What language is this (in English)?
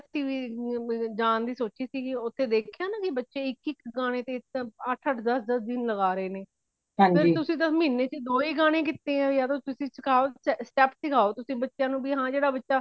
Punjabi